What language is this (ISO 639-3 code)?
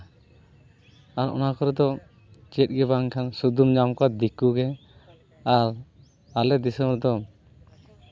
sat